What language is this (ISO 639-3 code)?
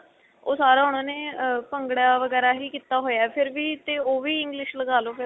pan